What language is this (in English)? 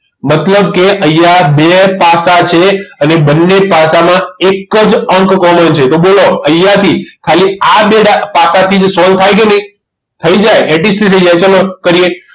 Gujarati